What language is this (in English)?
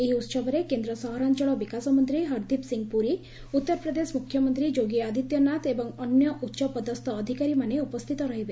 Odia